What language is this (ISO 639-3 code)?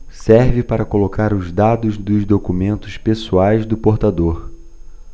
por